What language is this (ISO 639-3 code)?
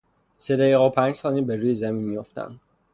fas